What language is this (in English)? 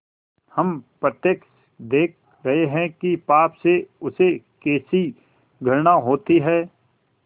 Hindi